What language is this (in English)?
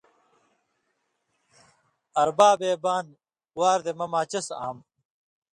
Indus Kohistani